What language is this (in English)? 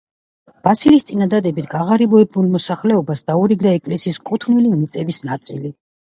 Georgian